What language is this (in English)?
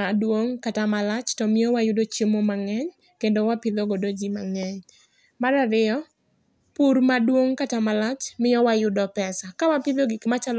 Luo (Kenya and Tanzania)